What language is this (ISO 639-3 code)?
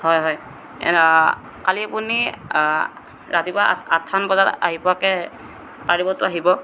asm